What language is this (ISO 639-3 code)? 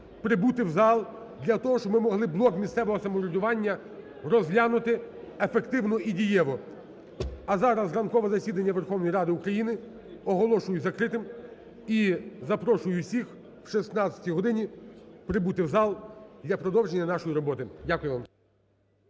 ukr